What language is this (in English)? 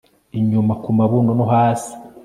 Kinyarwanda